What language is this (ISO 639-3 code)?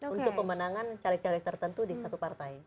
ind